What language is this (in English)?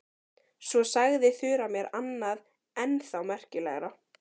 Icelandic